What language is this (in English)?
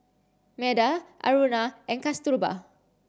English